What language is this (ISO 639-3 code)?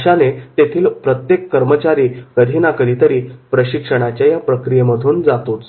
mar